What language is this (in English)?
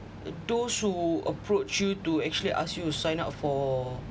English